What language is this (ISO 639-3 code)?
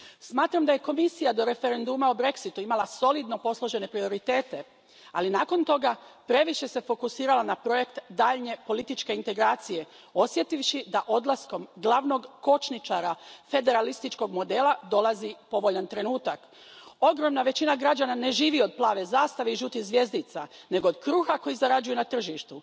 hrv